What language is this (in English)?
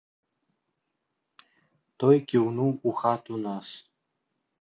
Belarusian